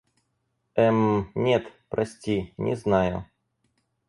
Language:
Russian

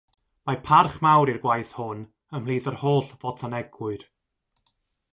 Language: Welsh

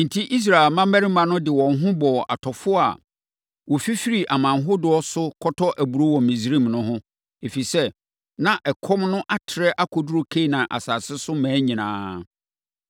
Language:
Akan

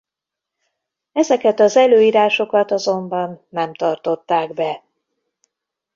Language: Hungarian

